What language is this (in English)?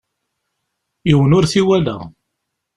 Kabyle